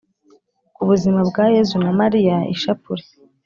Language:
Kinyarwanda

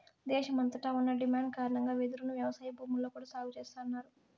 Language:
Telugu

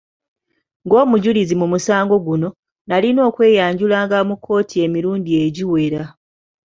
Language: Ganda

